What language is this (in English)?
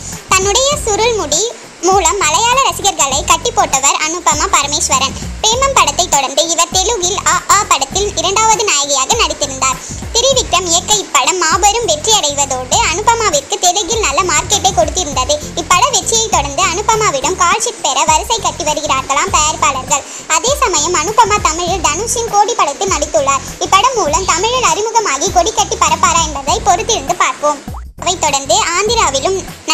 Thai